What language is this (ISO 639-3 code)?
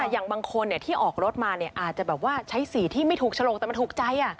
tha